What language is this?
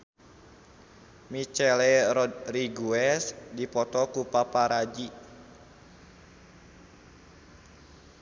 Sundanese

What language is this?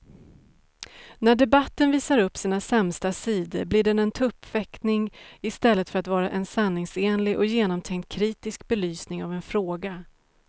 Swedish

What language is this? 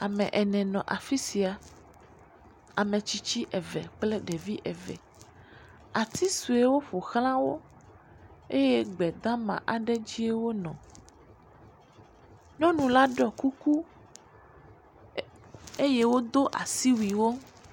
Ewe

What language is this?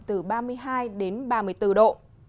Vietnamese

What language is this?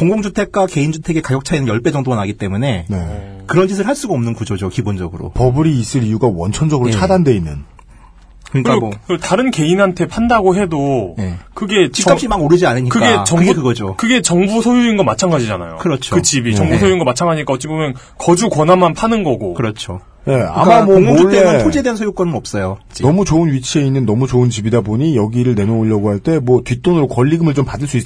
Korean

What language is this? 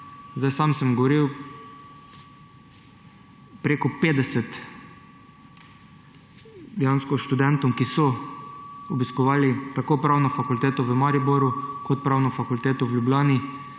Slovenian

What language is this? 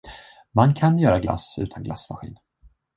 Swedish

